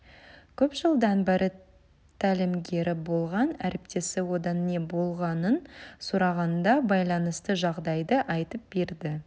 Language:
Kazakh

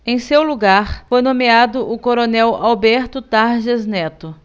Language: Portuguese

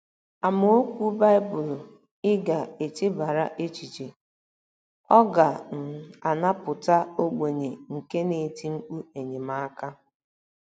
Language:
Igbo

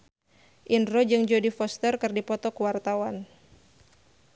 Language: Sundanese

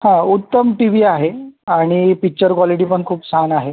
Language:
Marathi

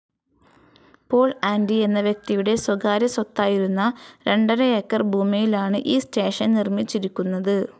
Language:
Malayalam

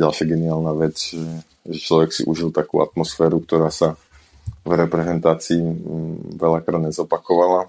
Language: Slovak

